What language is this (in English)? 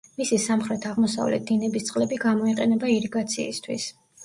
Georgian